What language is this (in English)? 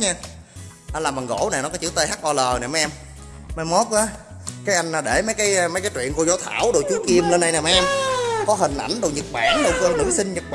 Vietnamese